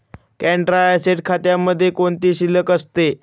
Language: Marathi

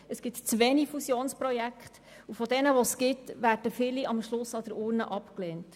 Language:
Swiss German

